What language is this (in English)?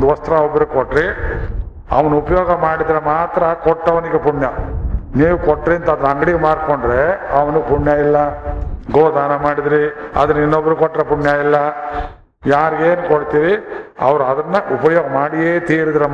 Kannada